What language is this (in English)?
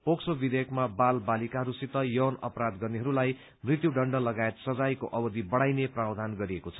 Nepali